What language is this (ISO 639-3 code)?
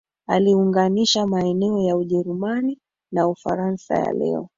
swa